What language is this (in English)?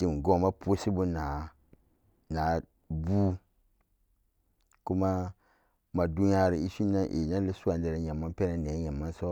Samba Daka